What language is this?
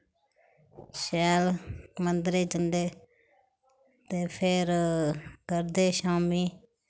Dogri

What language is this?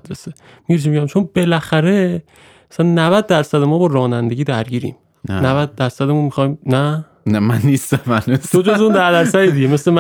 Persian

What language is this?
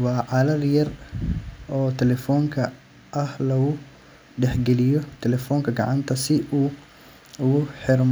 Somali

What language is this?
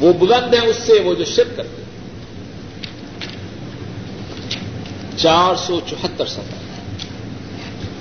Urdu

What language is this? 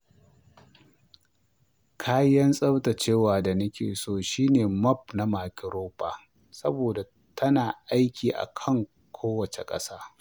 Hausa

